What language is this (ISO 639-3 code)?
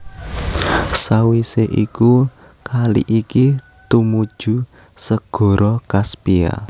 jav